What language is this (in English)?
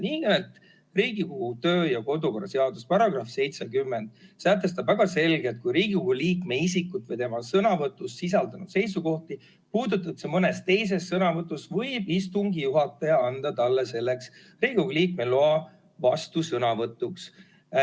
Estonian